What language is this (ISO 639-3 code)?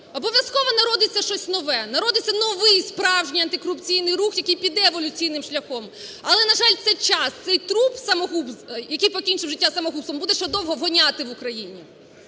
ukr